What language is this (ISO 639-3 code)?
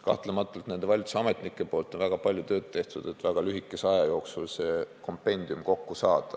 est